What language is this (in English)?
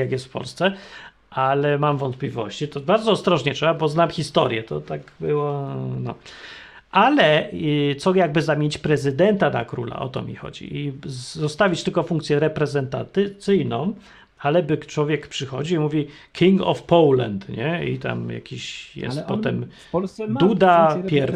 Polish